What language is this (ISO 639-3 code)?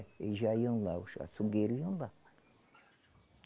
por